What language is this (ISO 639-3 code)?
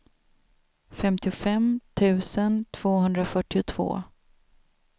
swe